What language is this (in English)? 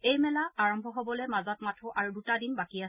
Assamese